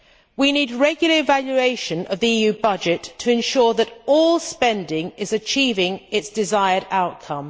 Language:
English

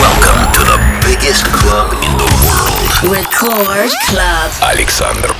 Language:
Russian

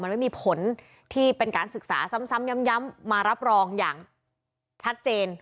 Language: Thai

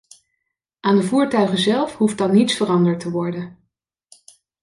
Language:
Dutch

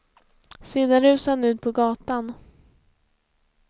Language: Swedish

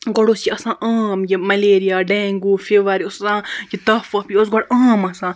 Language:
Kashmiri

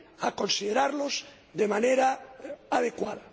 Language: Spanish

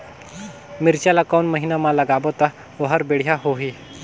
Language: Chhattisgarhi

